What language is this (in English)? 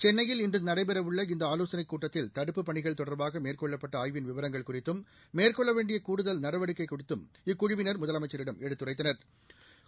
Tamil